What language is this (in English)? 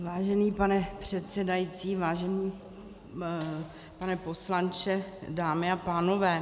Czech